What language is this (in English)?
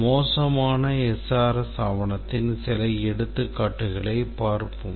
Tamil